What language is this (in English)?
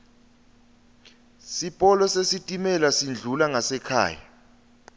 Swati